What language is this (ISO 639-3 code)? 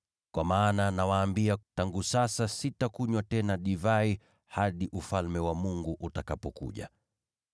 swa